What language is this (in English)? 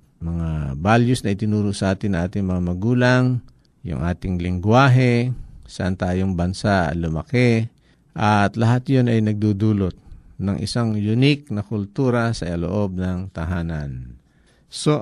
Filipino